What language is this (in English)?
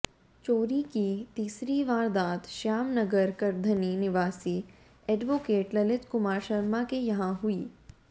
Hindi